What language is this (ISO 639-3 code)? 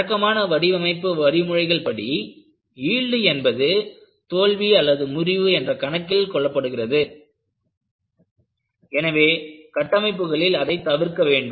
tam